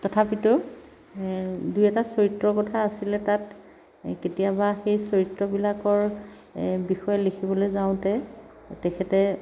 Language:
Assamese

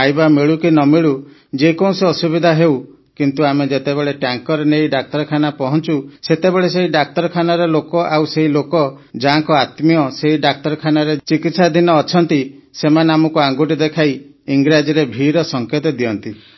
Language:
Odia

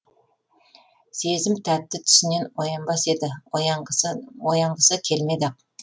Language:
Kazakh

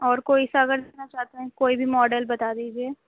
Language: Urdu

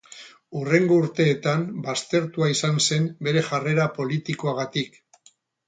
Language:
Basque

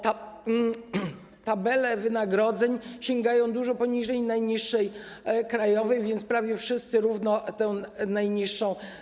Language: Polish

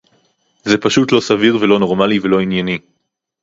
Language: Hebrew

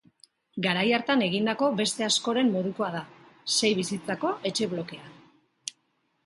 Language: Basque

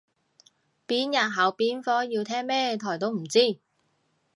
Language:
Cantonese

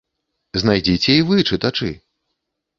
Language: Belarusian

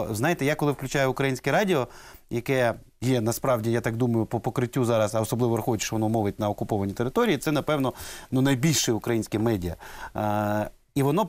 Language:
Ukrainian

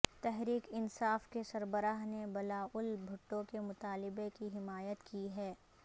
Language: Urdu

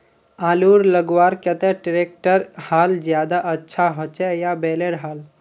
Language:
Magahi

